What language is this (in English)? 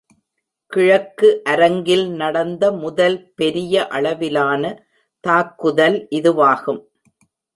Tamil